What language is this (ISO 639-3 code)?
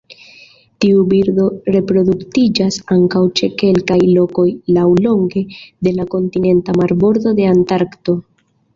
epo